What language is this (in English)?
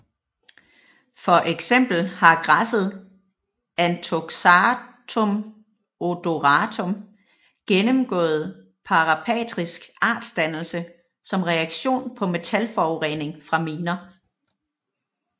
Danish